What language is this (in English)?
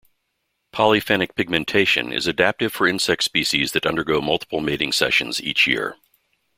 English